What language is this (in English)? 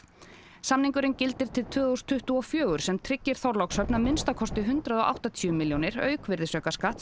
Icelandic